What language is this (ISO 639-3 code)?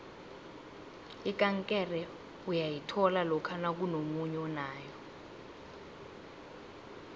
nbl